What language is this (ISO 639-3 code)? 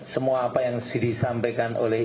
ind